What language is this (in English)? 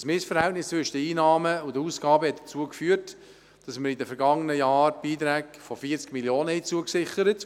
Swiss German